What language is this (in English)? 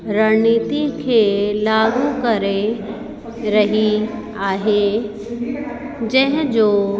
Sindhi